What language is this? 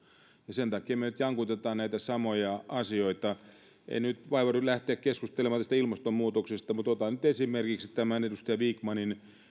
Finnish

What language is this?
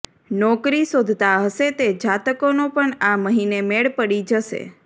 Gujarati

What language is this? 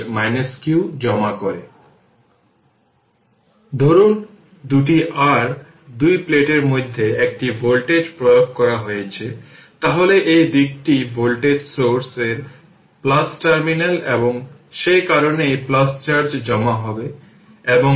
Bangla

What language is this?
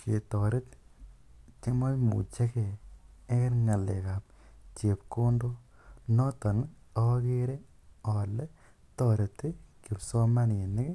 Kalenjin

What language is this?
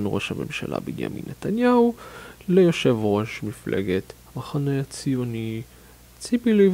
Hebrew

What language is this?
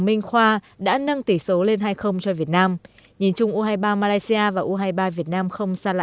Vietnamese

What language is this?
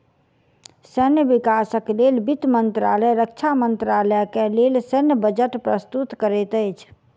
Maithili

